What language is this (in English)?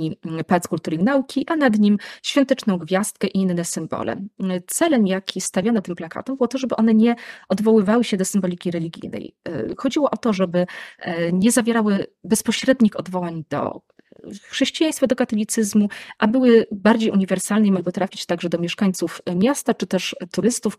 Polish